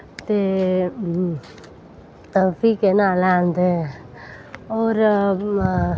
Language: Dogri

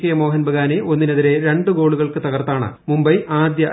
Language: Malayalam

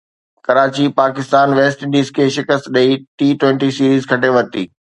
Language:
Sindhi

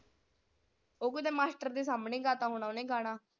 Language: Punjabi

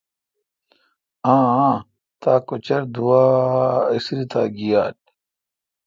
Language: Kalkoti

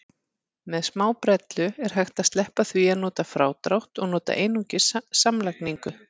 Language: Icelandic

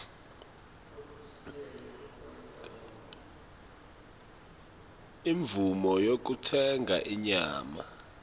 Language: Swati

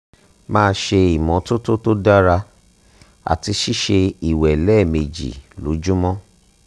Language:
Yoruba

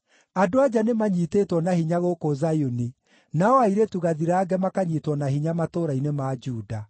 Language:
Kikuyu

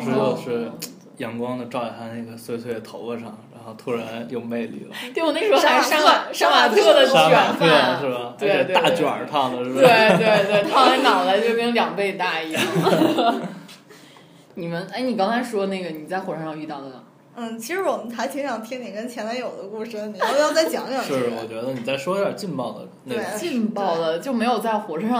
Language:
Chinese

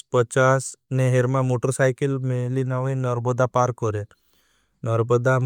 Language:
Bhili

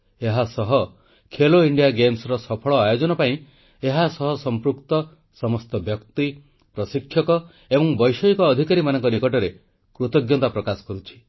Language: Odia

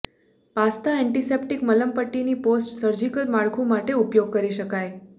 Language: Gujarati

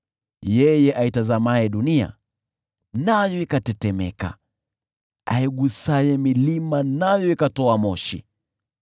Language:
Swahili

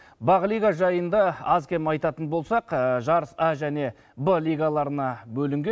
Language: Kazakh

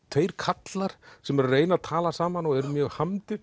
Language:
Icelandic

